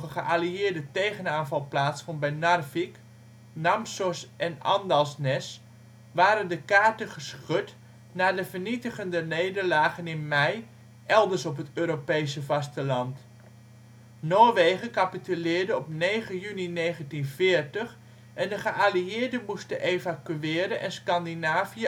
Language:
Dutch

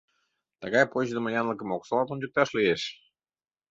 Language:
Mari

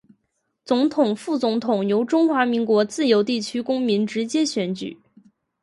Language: Chinese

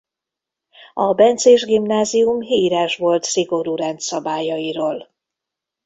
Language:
Hungarian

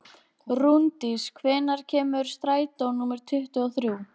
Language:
Icelandic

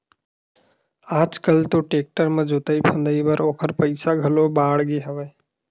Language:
Chhattisgarhi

